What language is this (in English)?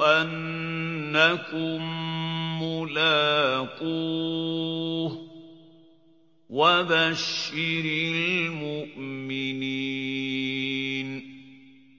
Arabic